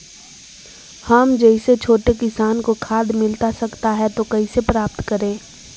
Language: Magahi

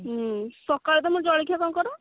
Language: Odia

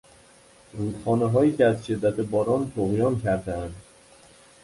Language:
Persian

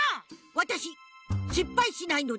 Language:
Japanese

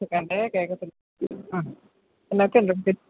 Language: Malayalam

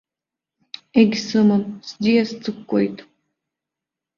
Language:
Abkhazian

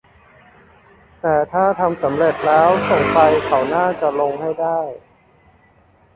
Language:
Thai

